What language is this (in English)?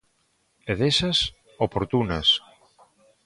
Galician